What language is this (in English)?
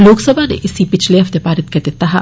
Dogri